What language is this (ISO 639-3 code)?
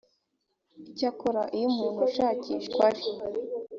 kin